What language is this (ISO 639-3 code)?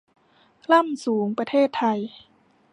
tha